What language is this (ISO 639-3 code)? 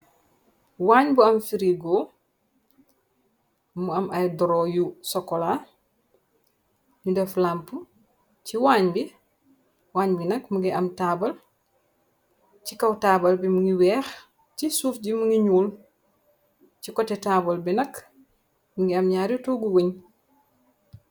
wol